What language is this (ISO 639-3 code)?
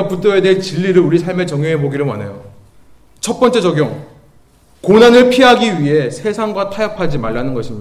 kor